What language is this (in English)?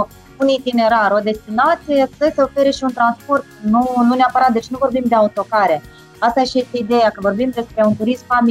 Romanian